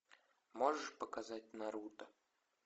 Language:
Russian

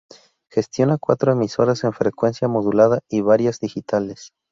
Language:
Spanish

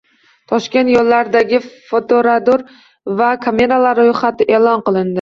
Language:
Uzbek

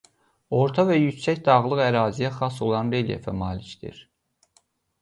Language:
Azerbaijani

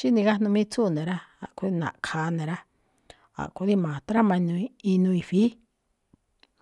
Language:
Malinaltepec Me'phaa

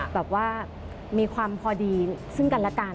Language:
Thai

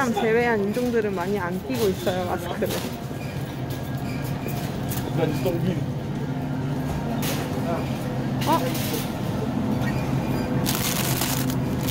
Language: Korean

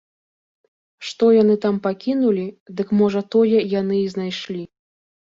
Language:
Belarusian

